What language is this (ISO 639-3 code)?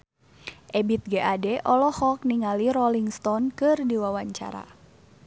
sun